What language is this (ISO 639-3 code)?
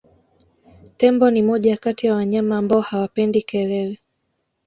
swa